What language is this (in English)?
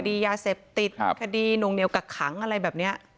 Thai